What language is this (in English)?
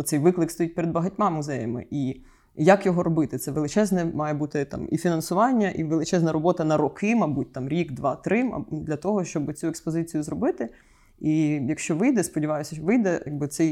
Ukrainian